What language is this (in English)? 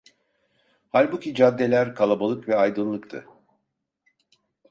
Turkish